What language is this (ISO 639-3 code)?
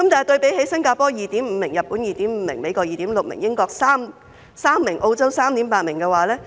yue